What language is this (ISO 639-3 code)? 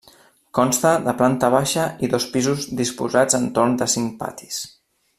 cat